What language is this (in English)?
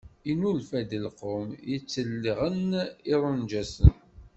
Kabyle